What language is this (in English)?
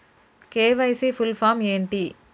Telugu